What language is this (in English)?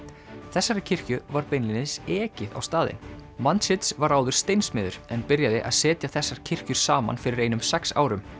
Icelandic